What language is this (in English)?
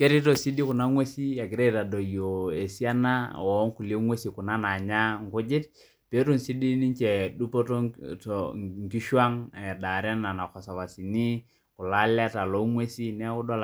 Masai